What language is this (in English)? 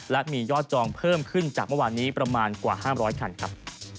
Thai